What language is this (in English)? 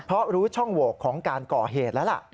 Thai